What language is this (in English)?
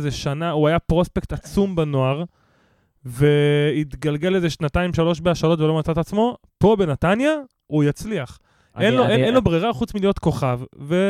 Hebrew